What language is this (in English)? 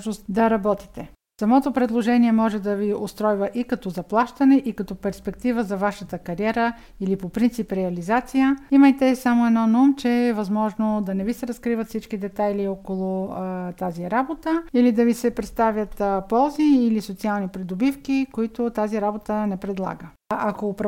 Bulgarian